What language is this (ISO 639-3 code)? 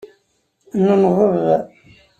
kab